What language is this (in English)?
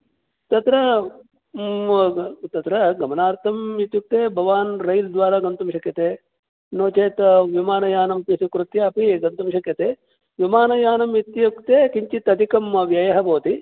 Sanskrit